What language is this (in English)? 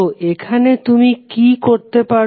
Bangla